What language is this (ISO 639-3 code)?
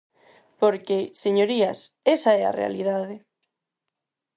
glg